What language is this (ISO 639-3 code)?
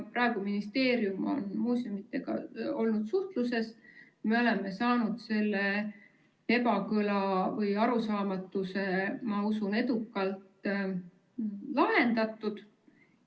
est